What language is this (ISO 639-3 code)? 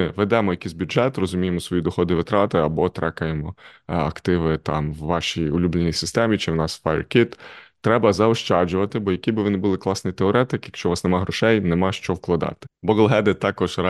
ukr